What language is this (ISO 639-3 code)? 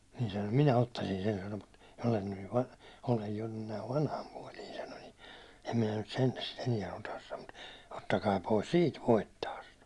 fin